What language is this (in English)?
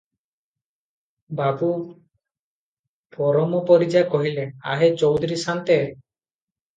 Odia